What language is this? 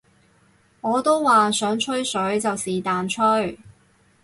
Cantonese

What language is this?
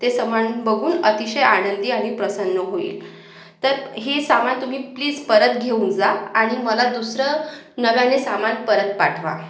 Marathi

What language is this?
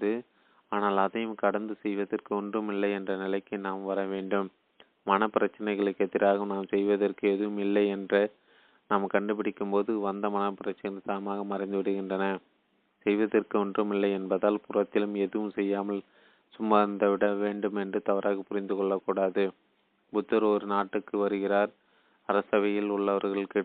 Tamil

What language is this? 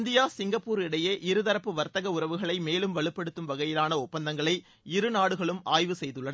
Tamil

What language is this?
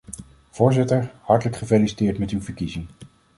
Dutch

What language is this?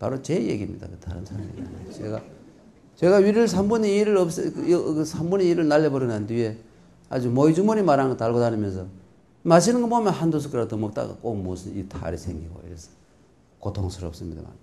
Korean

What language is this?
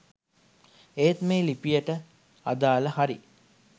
Sinhala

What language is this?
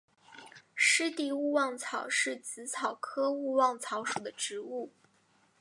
Chinese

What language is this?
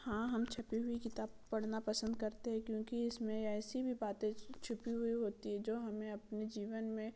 Hindi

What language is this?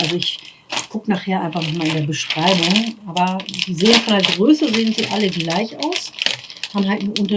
German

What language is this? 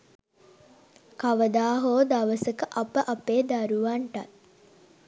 Sinhala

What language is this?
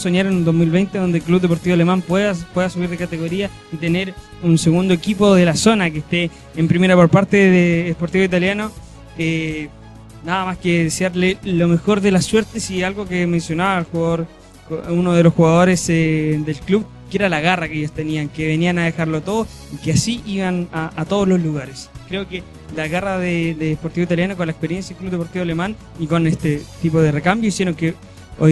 Spanish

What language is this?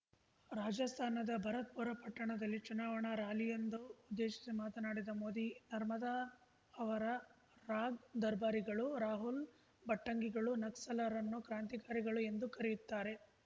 Kannada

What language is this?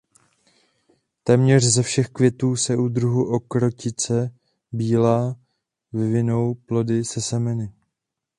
Czech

